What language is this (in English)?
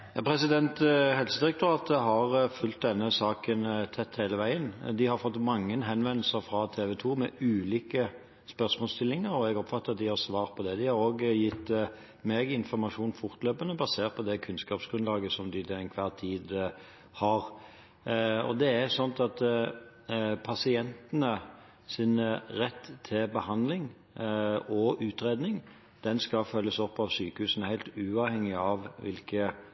Norwegian